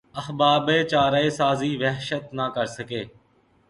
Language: Urdu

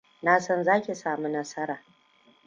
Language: Hausa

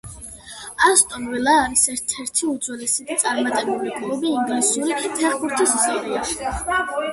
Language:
Georgian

